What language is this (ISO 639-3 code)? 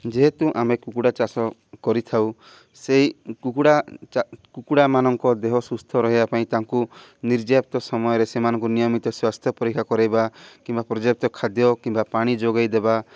ori